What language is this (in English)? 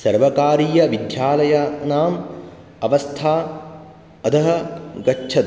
Sanskrit